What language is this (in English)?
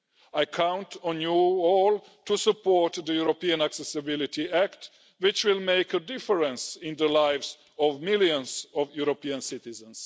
English